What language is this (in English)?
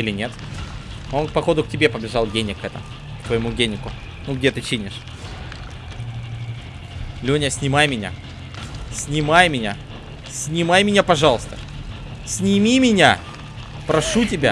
Russian